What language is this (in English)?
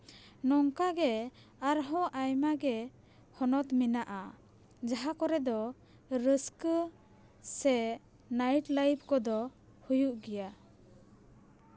Santali